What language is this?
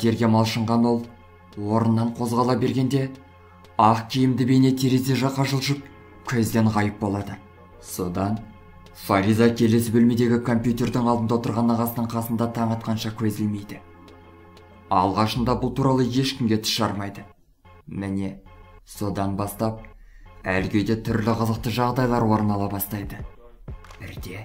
Turkish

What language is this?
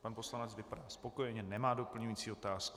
Czech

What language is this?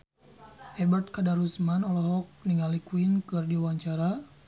Sundanese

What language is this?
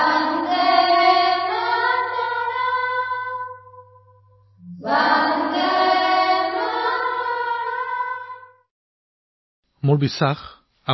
Assamese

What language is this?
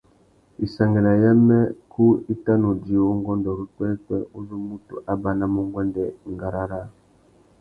Tuki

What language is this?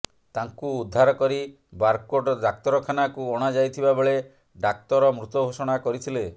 Odia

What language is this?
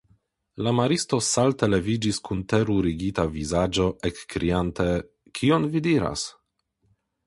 Esperanto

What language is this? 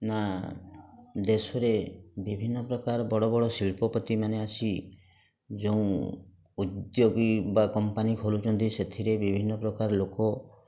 Odia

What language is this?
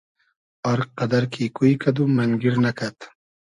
Hazaragi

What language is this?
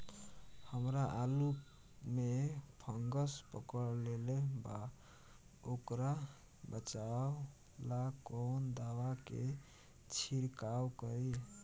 Bhojpuri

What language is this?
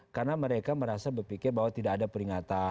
Indonesian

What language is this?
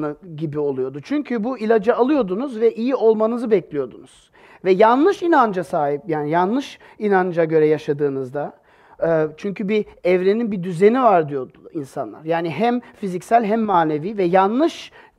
Turkish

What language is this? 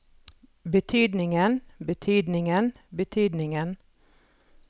Norwegian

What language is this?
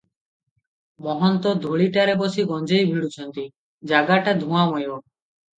Odia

